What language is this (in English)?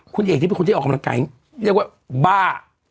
Thai